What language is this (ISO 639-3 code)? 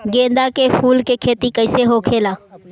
bho